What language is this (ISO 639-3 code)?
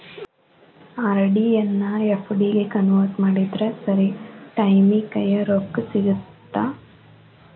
kan